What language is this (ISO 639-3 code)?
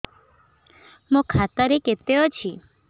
ori